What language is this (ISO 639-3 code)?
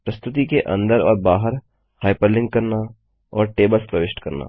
hin